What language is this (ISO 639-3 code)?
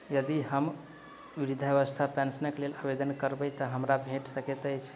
mai